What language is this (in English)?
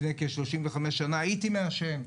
Hebrew